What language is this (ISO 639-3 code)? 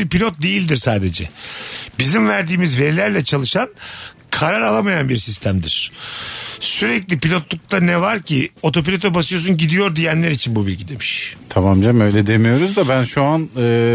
tur